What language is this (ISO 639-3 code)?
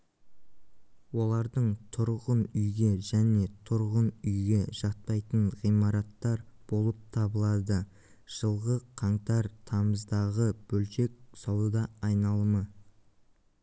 kaz